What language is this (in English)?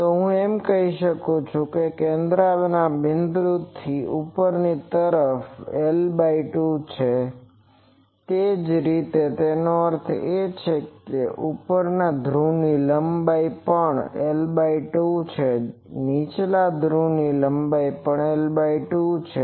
Gujarati